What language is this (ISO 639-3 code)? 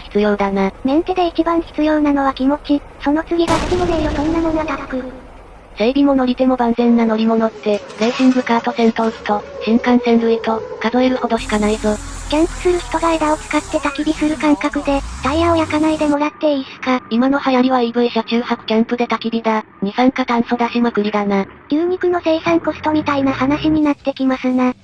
jpn